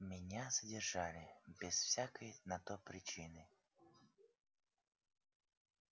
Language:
Russian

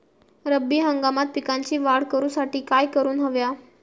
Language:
Marathi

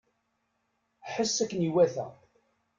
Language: Kabyle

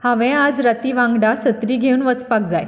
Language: Konkani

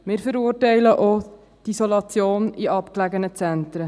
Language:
Swiss German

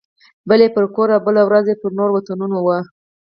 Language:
Pashto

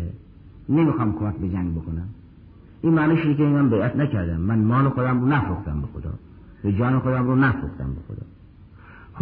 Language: Persian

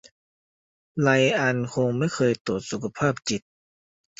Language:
Thai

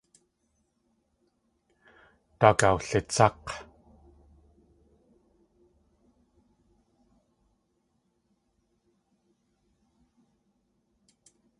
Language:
Tlingit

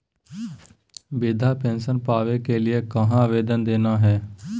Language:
Magahi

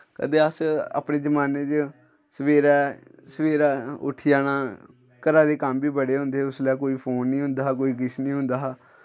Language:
Dogri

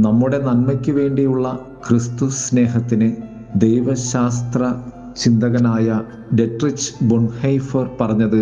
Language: Malayalam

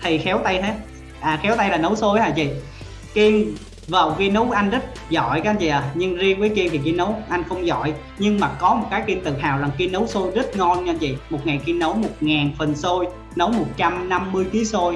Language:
Vietnamese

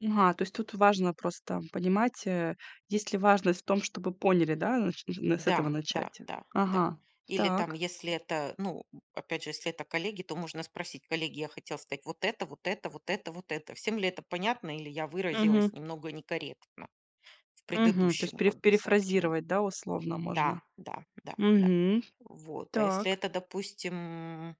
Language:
Russian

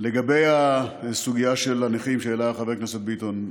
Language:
Hebrew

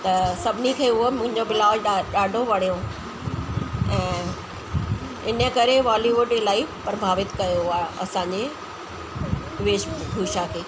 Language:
Sindhi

